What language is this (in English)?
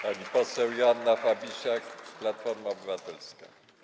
Polish